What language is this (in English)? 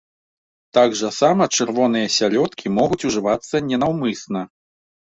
Belarusian